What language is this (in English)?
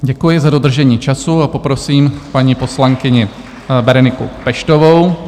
Czech